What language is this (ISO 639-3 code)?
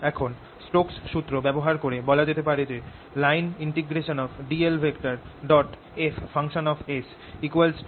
ben